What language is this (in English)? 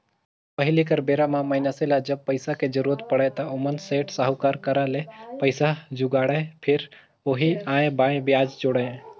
Chhattisgarhi